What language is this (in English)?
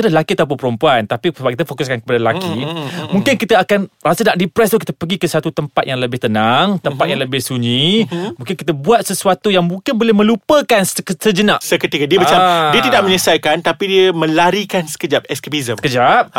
Malay